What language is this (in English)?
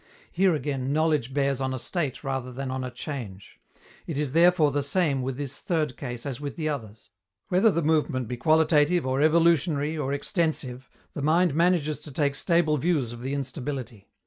English